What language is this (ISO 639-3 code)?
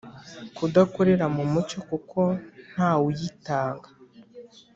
kin